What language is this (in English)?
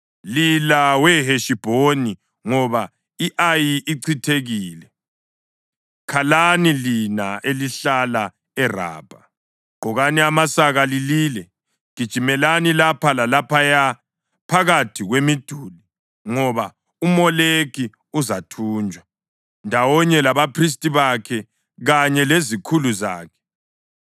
North Ndebele